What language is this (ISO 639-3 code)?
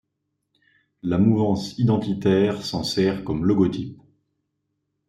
fra